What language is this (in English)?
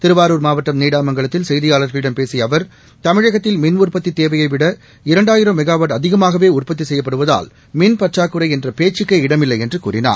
Tamil